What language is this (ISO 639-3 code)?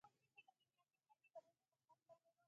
pus